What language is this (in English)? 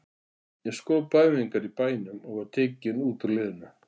Icelandic